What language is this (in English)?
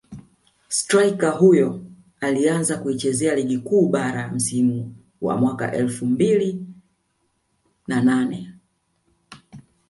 Swahili